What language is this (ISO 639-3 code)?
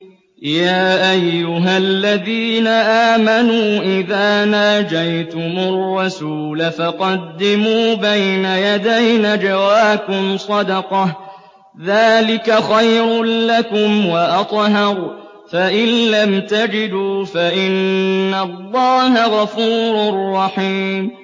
ara